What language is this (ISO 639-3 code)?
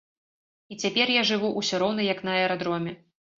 bel